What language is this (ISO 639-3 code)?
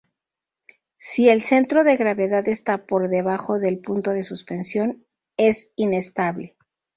spa